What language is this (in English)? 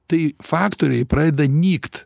Lithuanian